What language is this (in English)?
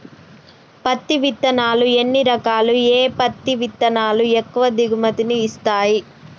Telugu